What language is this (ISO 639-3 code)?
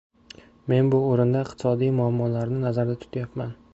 uzb